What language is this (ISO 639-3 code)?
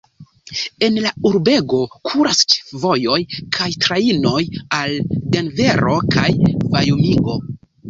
epo